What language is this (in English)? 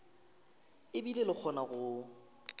Northern Sotho